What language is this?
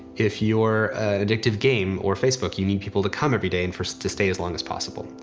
English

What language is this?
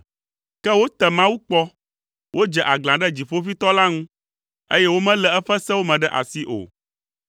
Ewe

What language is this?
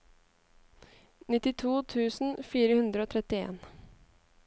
Norwegian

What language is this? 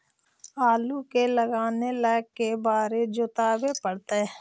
Magahi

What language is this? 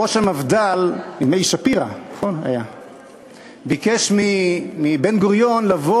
Hebrew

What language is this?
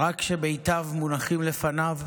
Hebrew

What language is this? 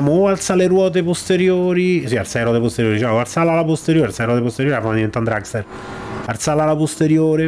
Italian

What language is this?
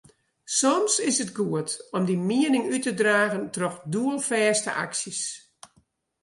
Western Frisian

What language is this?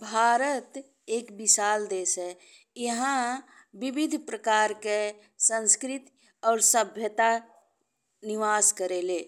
Bhojpuri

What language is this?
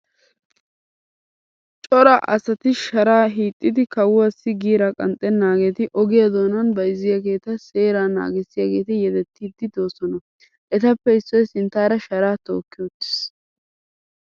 Wolaytta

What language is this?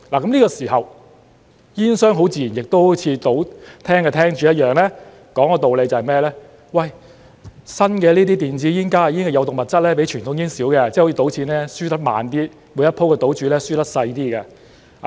Cantonese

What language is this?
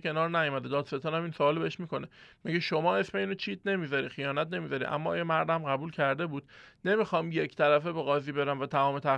Persian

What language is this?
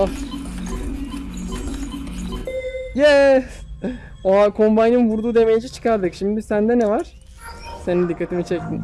Turkish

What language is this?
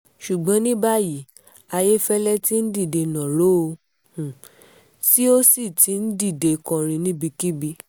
Yoruba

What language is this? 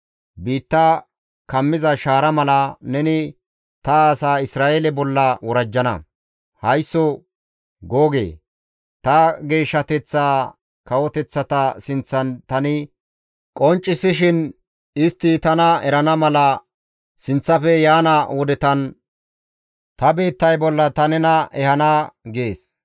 Gamo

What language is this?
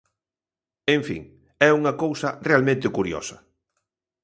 Galician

